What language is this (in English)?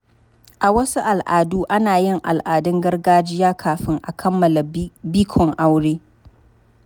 Hausa